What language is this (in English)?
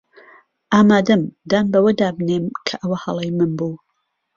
Central Kurdish